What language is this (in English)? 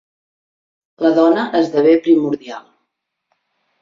Catalan